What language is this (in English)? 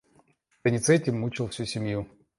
Russian